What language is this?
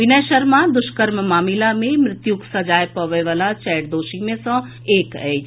Maithili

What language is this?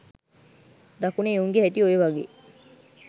Sinhala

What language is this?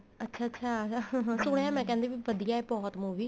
Punjabi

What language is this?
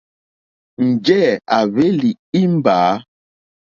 Mokpwe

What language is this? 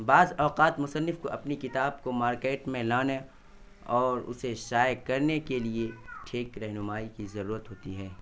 Urdu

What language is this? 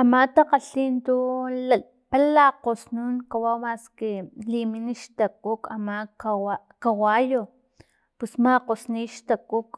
Filomena Mata-Coahuitlán Totonac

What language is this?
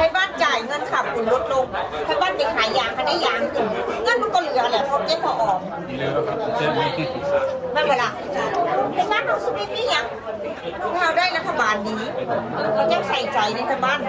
Thai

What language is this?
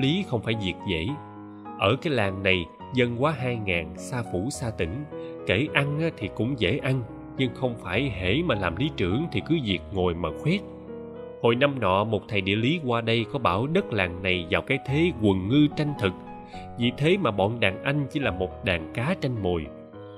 Vietnamese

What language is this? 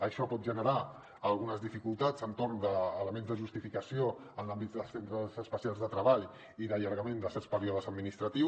Catalan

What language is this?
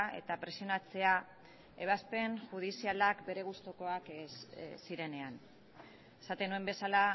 Basque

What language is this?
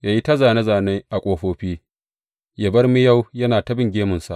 Hausa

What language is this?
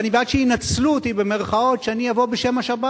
Hebrew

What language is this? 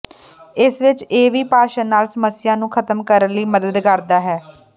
Punjabi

